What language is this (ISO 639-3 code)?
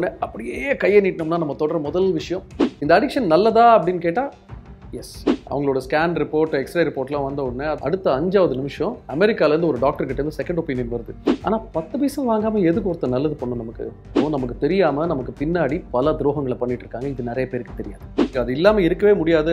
hin